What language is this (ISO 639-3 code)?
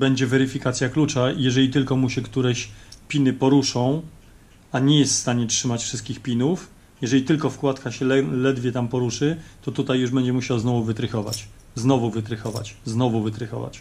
pol